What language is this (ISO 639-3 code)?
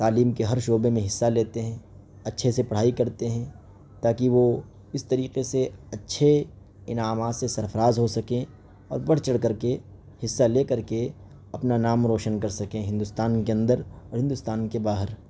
urd